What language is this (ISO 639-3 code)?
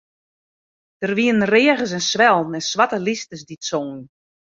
fry